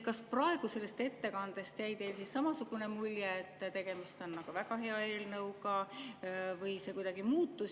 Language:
Estonian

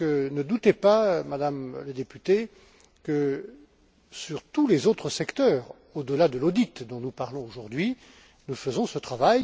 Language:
French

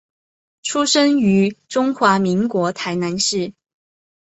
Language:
Chinese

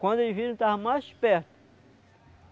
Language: Portuguese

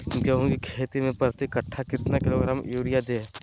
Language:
Magahi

